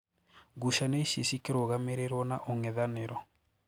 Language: Kikuyu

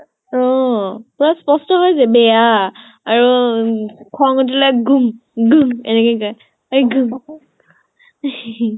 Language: Assamese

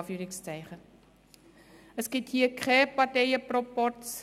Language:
Swiss German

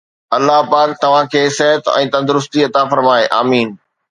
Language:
Sindhi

